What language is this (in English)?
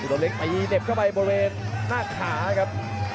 Thai